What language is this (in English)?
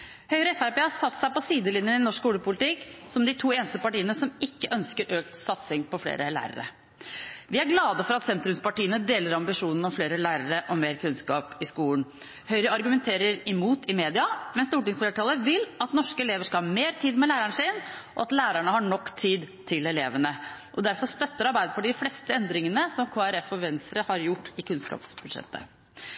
Norwegian Bokmål